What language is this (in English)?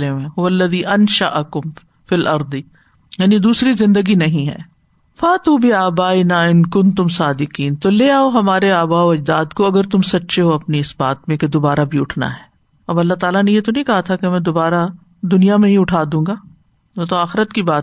Urdu